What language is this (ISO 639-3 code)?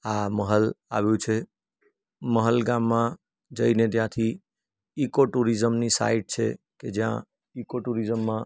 guj